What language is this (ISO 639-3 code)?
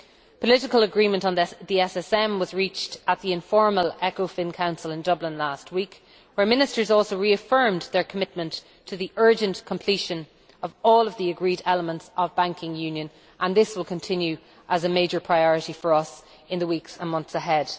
eng